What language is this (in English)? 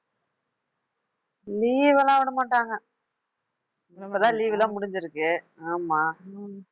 Tamil